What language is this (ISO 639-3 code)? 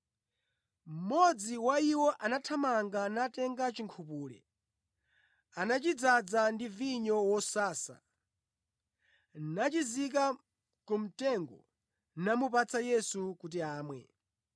nya